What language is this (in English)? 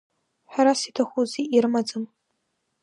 Abkhazian